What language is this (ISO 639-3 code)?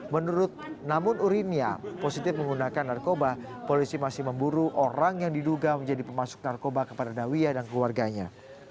ind